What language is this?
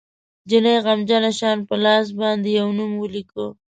Pashto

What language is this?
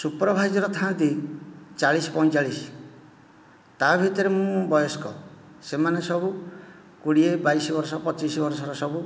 Odia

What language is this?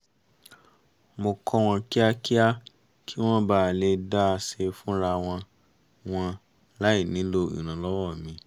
Yoruba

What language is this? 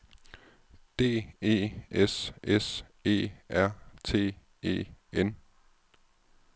Danish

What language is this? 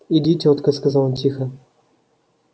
Russian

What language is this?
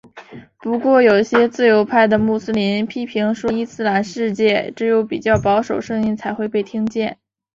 Chinese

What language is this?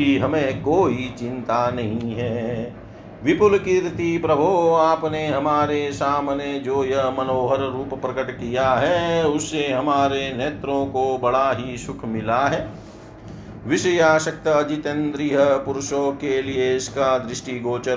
Hindi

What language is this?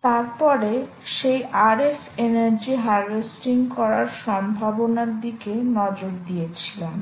Bangla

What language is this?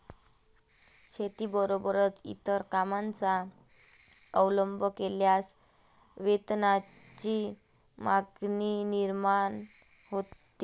Marathi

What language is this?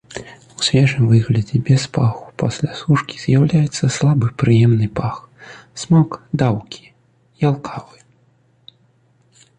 Belarusian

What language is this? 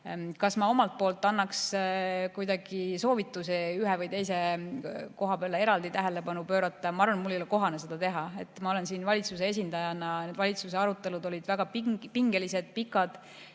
Estonian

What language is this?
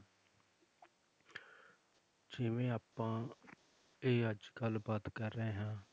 Punjabi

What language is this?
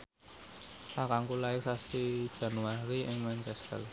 Javanese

